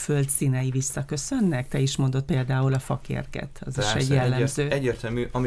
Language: Hungarian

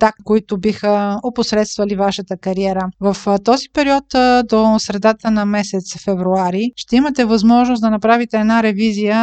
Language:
Bulgarian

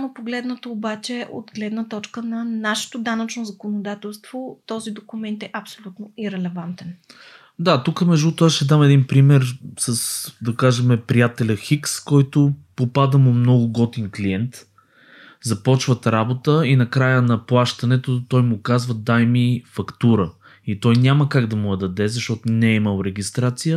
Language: Bulgarian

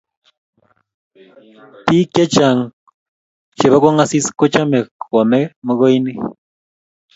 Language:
Kalenjin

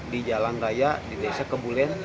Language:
Indonesian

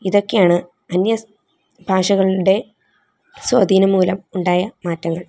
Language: Malayalam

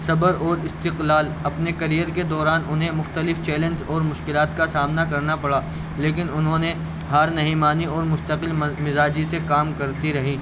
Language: Urdu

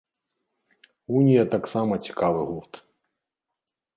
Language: Belarusian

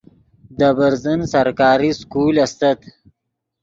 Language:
Yidgha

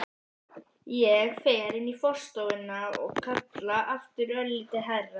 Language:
Icelandic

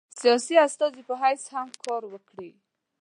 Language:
Pashto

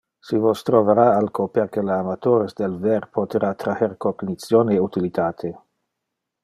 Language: Interlingua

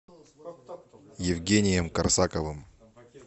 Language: Russian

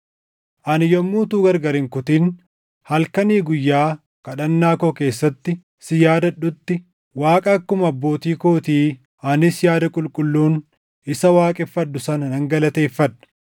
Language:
Oromo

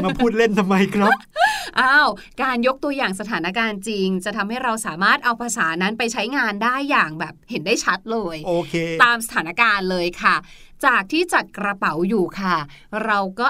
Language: Thai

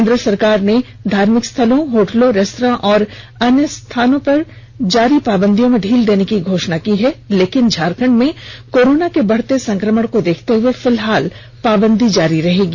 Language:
Hindi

